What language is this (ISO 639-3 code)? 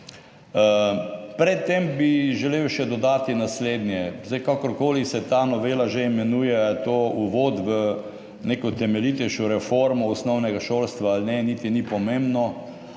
slv